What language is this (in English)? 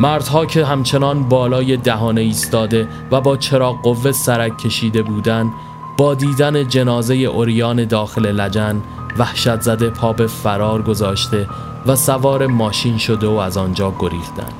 Persian